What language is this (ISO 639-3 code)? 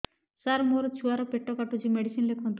ori